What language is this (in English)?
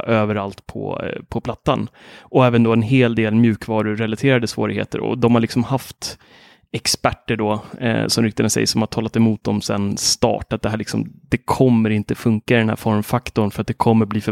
Swedish